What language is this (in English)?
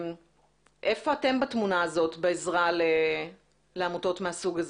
Hebrew